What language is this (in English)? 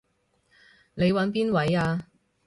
Cantonese